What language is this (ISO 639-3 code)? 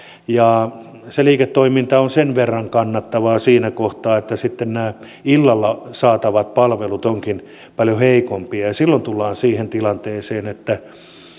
fin